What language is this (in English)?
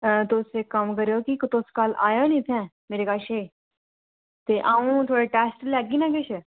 Dogri